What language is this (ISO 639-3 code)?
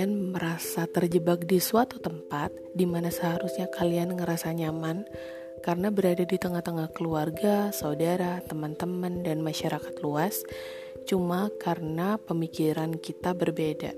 ind